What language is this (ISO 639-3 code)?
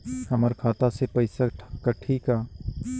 hne